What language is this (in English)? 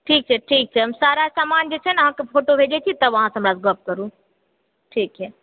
Maithili